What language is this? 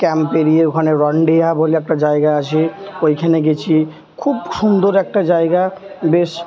Bangla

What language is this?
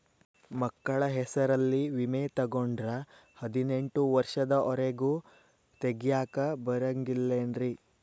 Kannada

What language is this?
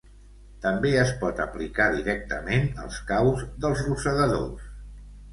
Catalan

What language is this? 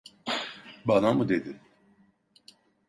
Turkish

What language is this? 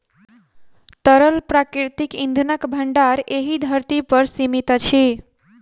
Maithili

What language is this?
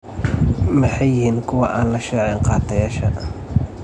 Somali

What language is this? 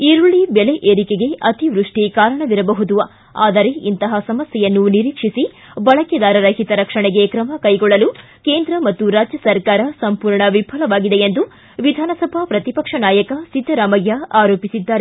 Kannada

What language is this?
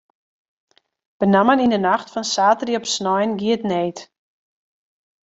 Western Frisian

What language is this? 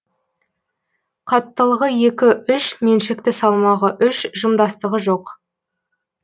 Kazakh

